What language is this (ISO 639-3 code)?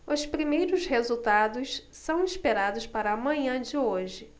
por